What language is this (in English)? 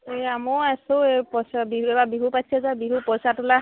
Assamese